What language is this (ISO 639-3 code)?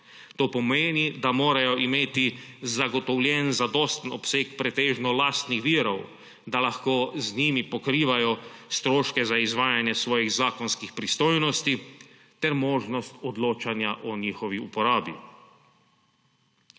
slv